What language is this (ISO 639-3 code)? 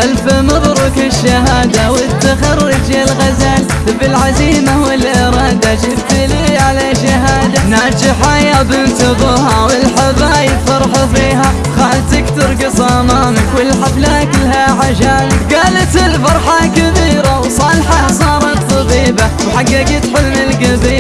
ara